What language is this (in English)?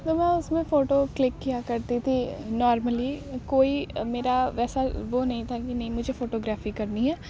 Urdu